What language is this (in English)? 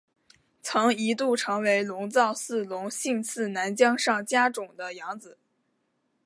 Chinese